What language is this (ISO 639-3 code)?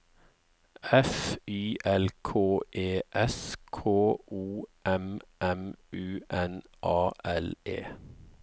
nor